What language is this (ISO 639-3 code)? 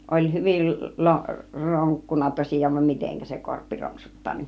fin